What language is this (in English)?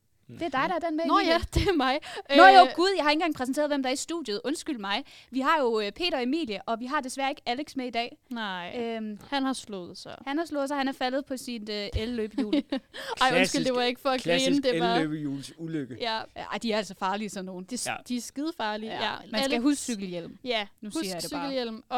Danish